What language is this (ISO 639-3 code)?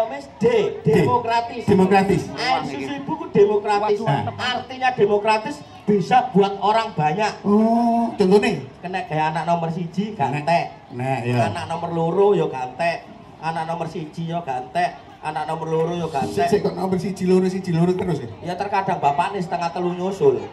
ind